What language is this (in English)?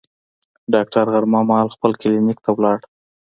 Pashto